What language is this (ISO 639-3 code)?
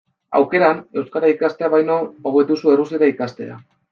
eus